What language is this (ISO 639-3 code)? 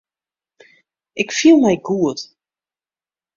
fry